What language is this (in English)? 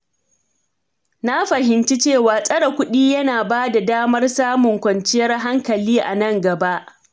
Hausa